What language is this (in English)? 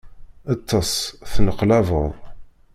Kabyle